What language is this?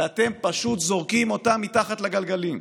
Hebrew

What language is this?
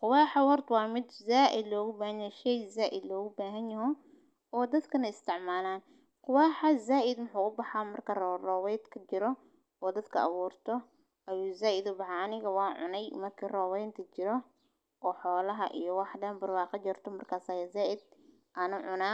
Somali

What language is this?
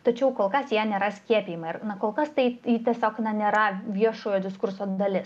Lithuanian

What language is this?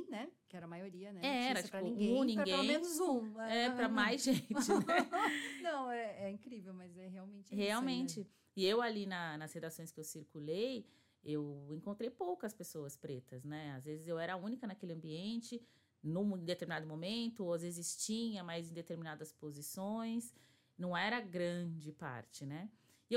Portuguese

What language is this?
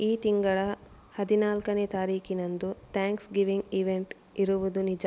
Kannada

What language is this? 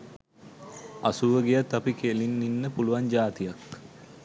Sinhala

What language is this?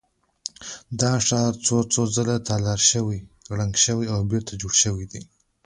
Pashto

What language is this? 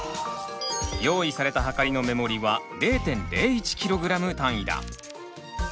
Japanese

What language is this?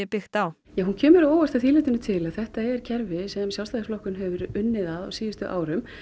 Icelandic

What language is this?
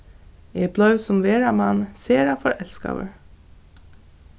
Faroese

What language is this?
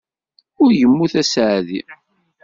Kabyle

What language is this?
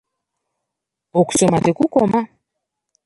Ganda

